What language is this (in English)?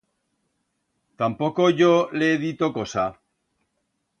Aragonese